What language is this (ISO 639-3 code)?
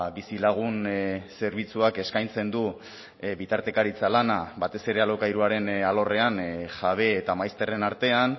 eus